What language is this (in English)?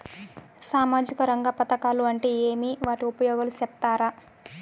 Telugu